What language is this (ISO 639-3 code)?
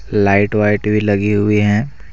hin